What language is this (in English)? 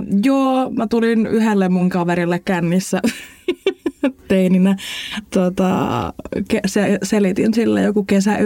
Finnish